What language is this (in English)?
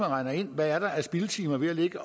Danish